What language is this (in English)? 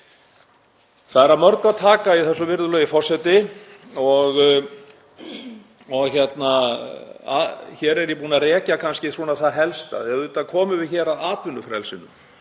Icelandic